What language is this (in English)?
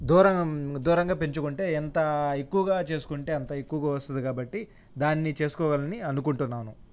Telugu